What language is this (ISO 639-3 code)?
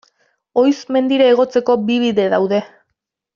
eus